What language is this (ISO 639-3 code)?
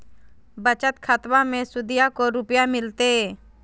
mag